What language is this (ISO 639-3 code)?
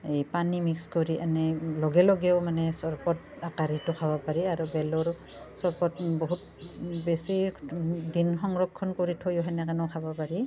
asm